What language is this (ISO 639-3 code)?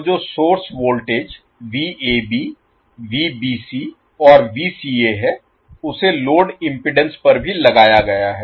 hin